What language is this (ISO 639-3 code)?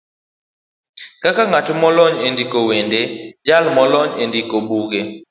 luo